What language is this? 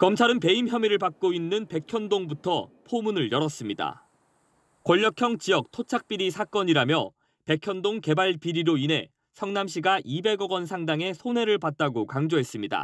Korean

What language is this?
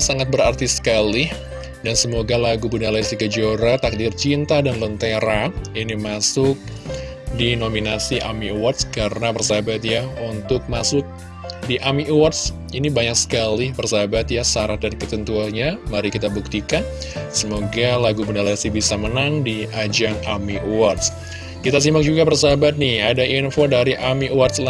Indonesian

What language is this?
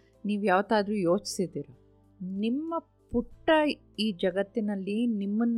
Kannada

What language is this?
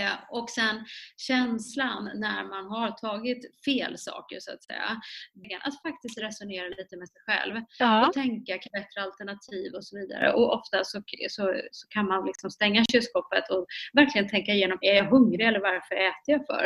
Swedish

